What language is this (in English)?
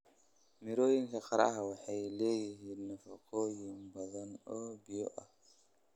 Somali